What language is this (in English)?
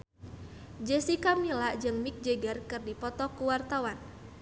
Sundanese